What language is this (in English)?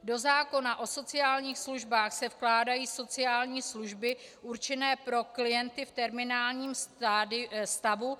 Czech